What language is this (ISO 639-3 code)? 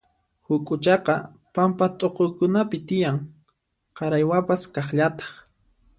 qxp